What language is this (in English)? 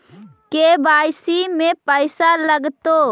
Magahi